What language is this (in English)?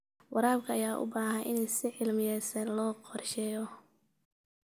Somali